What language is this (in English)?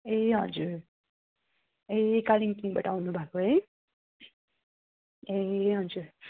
Nepali